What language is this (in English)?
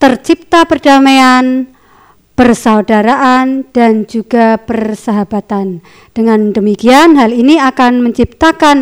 Indonesian